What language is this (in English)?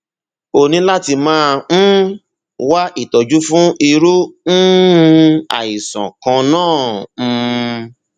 Yoruba